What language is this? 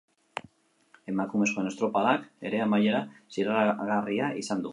Basque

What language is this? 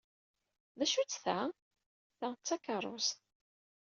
Kabyle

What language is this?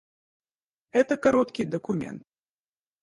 Russian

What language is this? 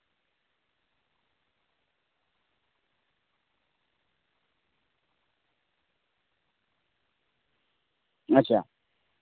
Santali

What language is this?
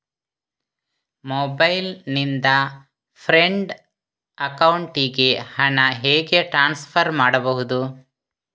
Kannada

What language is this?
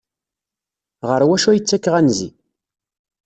Kabyle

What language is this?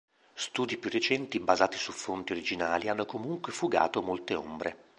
Italian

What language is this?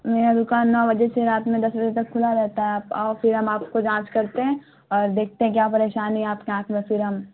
Urdu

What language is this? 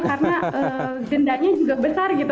Indonesian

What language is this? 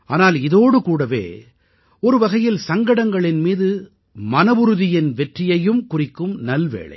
Tamil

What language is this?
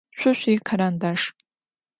Adyghe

